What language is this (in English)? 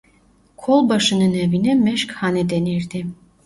Turkish